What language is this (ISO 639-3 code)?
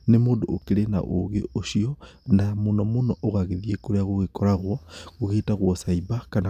kik